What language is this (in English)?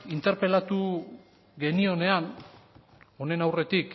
Basque